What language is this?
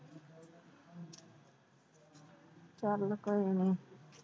Punjabi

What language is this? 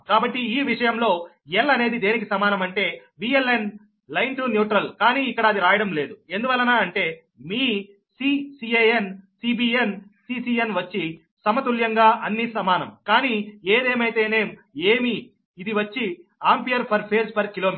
Telugu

